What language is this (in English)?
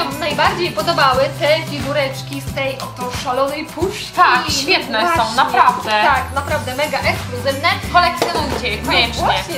Polish